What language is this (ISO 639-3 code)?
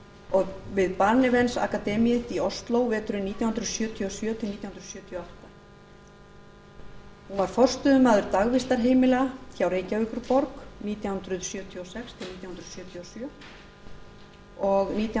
isl